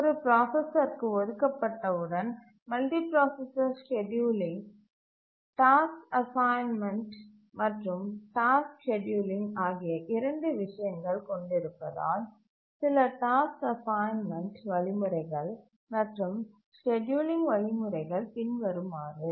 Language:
Tamil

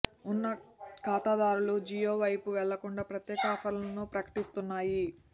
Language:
Telugu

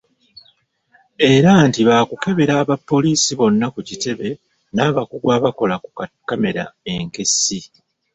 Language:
Ganda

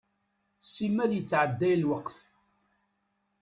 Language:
Kabyle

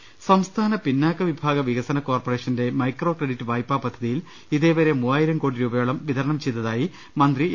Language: Malayalam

